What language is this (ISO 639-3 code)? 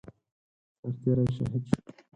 pus